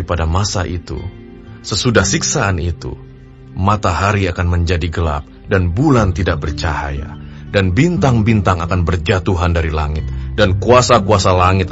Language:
Indonesian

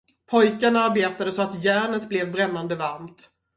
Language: Swedish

